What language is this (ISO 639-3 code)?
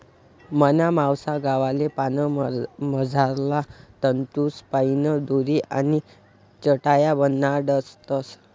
mar